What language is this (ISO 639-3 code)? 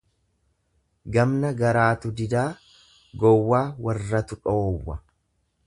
orm